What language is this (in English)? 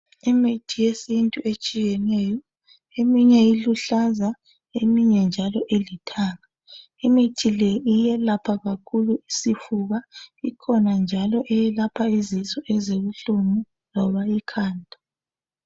North Ndebele